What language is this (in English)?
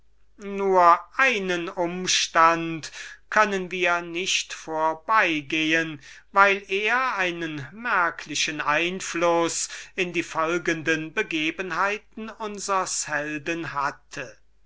German